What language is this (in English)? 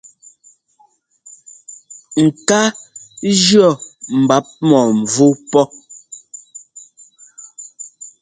Ngomba